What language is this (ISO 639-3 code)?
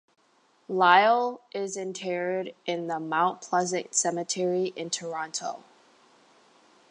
eng